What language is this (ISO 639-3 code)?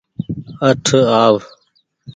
gig